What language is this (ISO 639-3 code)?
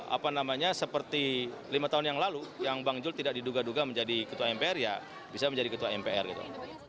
ind